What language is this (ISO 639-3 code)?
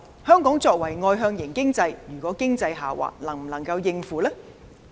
yue